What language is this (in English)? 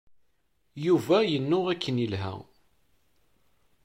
Kabyle